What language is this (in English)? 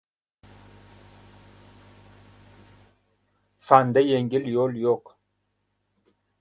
Uzbek